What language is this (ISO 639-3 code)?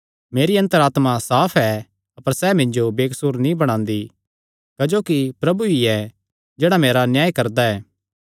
xnr